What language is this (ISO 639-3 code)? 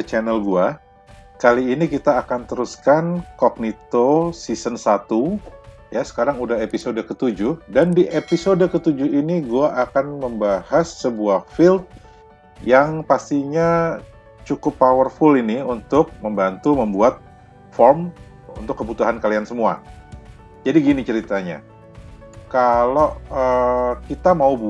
ind